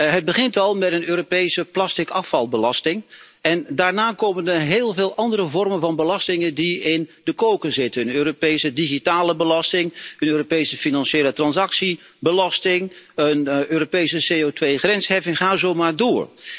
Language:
Dutch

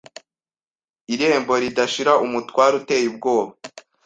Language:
Kinyarwanda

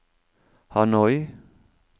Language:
Norwegian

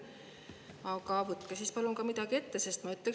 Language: Estonian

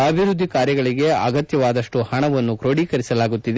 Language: Kannada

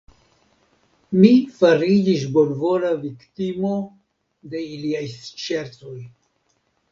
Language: Esperanto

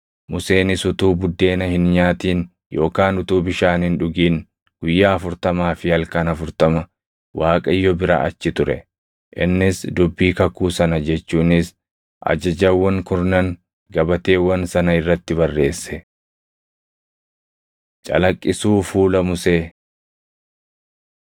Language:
Oromo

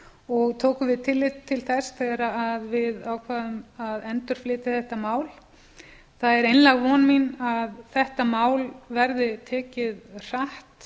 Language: Icelandic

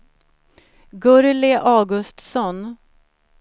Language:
Swedish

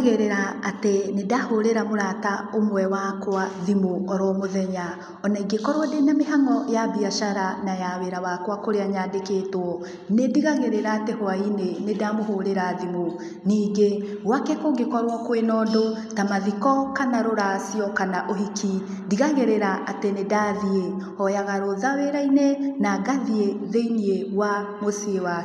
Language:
Kikuyu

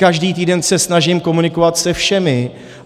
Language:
Czech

